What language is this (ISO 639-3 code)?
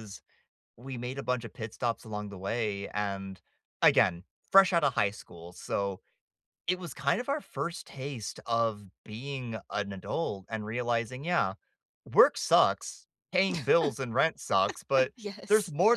eng